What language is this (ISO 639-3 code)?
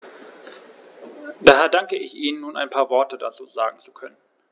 deu